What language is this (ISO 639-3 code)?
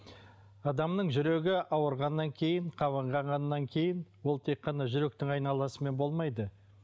kaz